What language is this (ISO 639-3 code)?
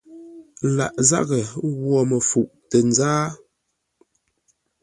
nla